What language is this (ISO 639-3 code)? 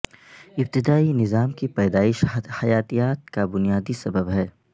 urd